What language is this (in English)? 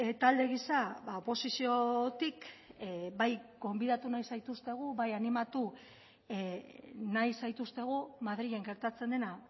Basque